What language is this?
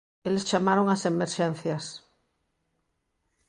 Galician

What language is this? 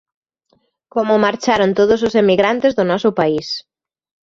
Galician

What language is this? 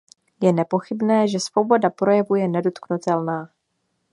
Czech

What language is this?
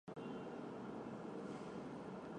Chinese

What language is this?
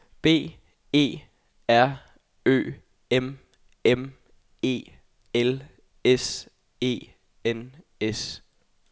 Danish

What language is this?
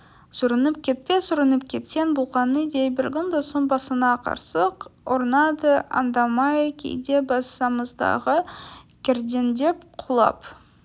Kazakh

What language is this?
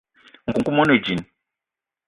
Eton (Cameroon)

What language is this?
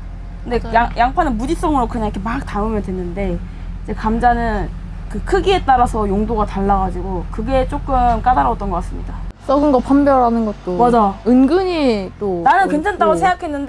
Korean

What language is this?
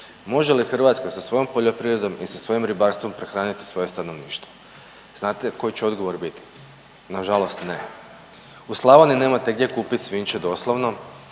Croatian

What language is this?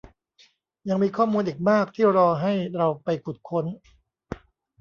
Thai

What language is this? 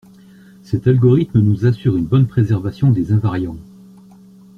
French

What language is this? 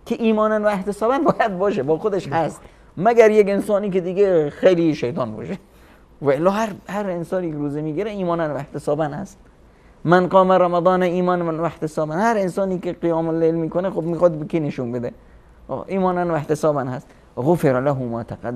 Persian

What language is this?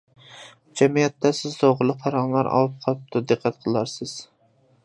Uyghur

